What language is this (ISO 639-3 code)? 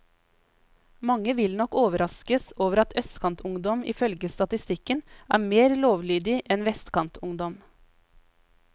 nor